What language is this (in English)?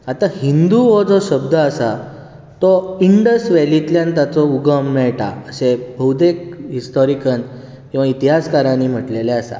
Konkani